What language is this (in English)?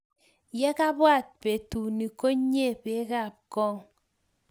Kalenjin